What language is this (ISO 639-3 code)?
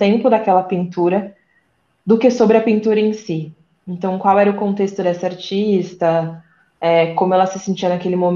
por